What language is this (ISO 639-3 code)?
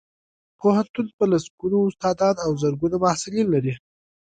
pus